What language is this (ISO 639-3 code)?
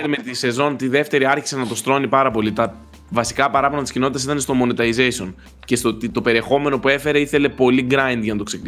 ell